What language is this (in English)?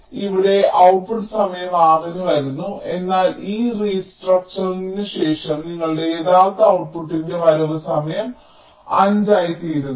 Malayalam